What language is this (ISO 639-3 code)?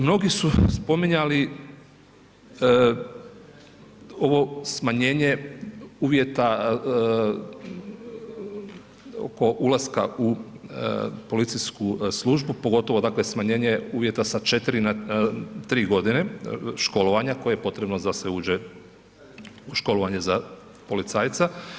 hrv